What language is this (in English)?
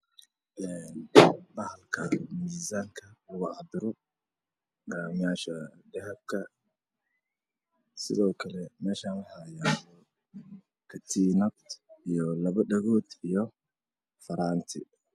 Somali